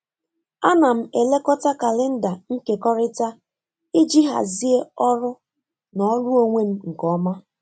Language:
Igbo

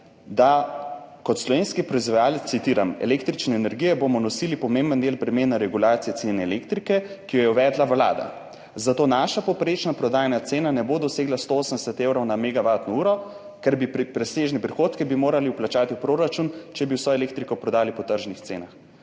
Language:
Slovenian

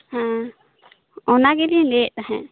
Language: Santali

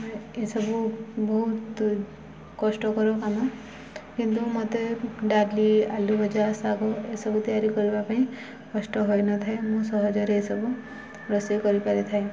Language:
Odia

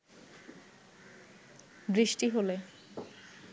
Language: Bangla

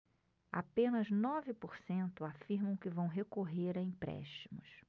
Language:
Portuguese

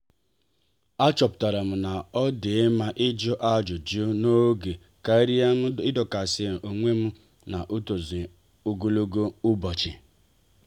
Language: Igbo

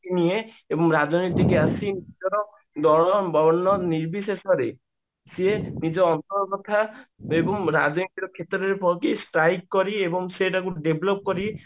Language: Odia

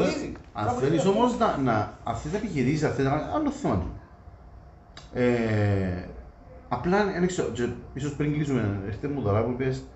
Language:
Greek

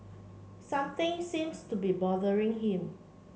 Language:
English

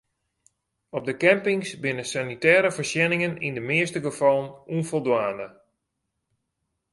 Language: Western Frisian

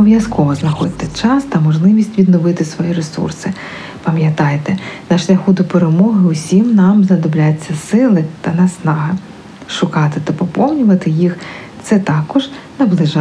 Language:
Ukrainian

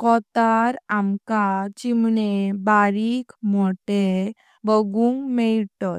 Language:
Konkani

